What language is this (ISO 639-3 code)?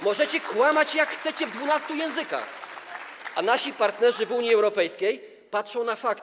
pol